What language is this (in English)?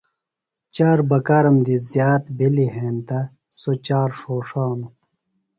Phalura